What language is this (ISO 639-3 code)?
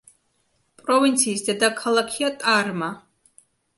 kat